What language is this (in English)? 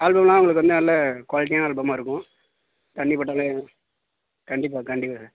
Tamil